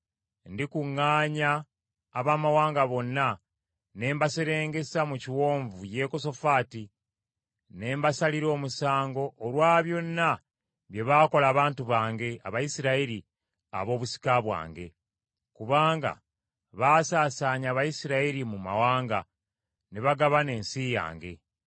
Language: Ganda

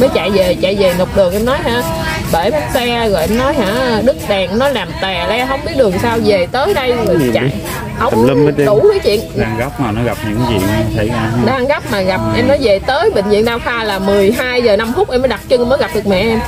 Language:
Vietnamese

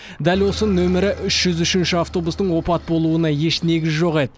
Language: Kazakh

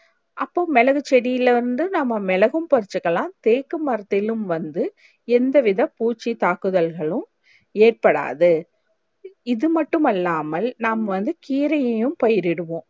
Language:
Tamil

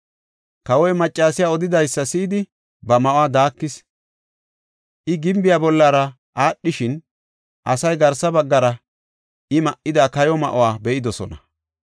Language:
Gofa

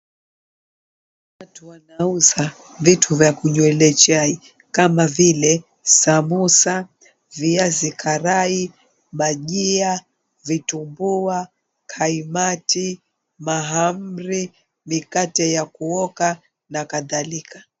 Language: Swahili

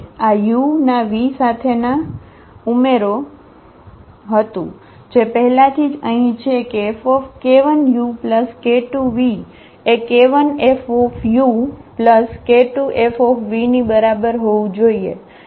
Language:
Gujarati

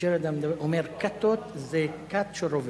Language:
Hebrew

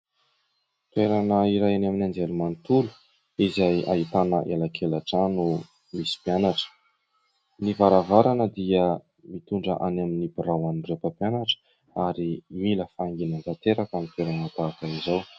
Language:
Malagasy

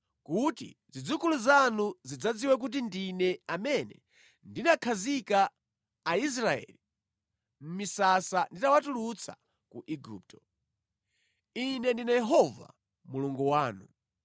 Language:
Nyanja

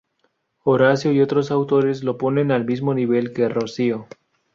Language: Spanish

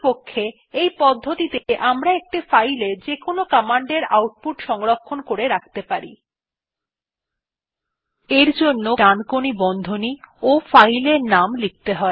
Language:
Bangla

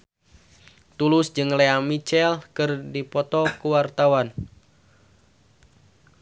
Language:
Sundanese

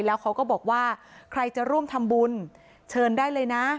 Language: Thai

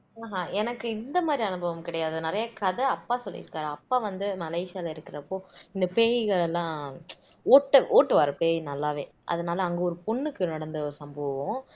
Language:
Tamil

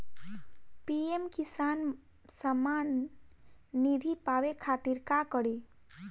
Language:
Bhojpuri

